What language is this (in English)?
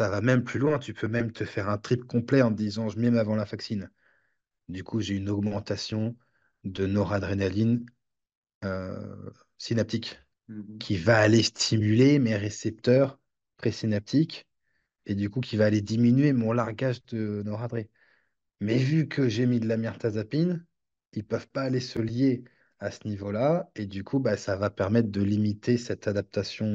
French